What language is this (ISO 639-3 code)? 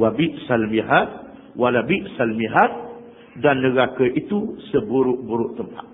msa